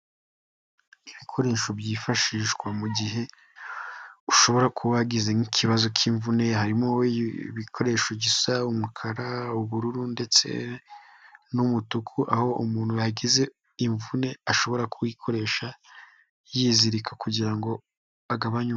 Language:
Kinyarwanda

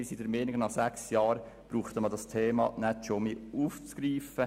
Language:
Swiss German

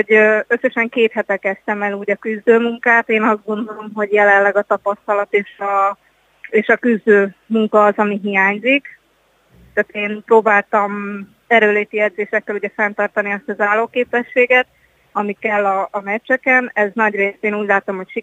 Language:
Hungarian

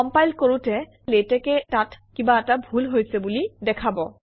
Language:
Assamese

